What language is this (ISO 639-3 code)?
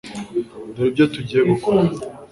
kin